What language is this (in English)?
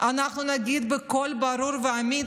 Hebrew